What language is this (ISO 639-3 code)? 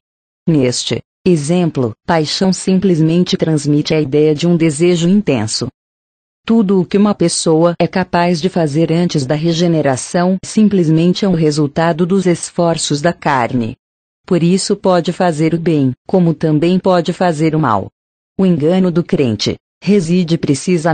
por